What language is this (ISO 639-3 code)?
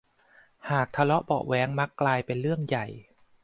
tha